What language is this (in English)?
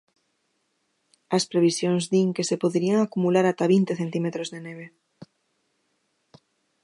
Galician